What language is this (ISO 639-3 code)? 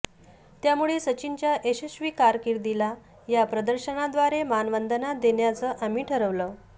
mar